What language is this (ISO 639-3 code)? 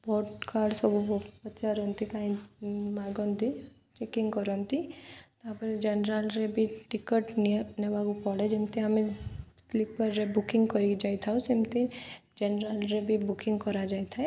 ori